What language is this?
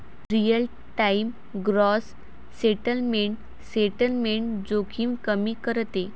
Marathi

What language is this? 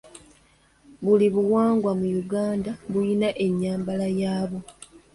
Ganda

